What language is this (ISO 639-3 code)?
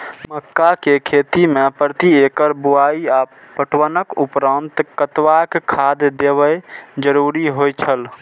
mai